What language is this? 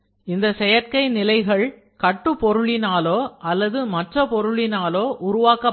Tamil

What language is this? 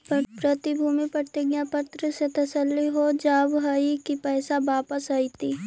Magahi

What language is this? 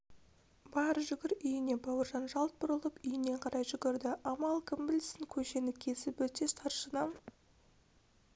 Kazakh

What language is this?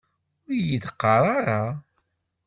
Kabyle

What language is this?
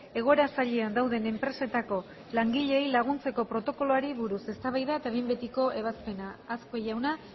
Basque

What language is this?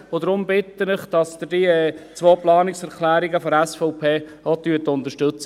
Swiss German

